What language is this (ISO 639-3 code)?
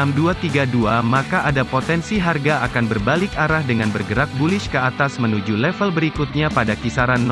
ind